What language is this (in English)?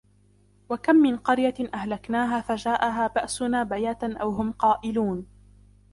Arabic